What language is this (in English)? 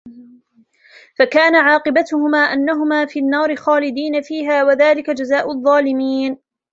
Arabic